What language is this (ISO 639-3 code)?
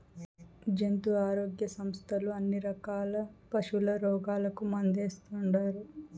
tel